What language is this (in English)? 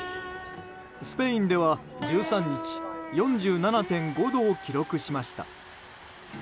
Japanese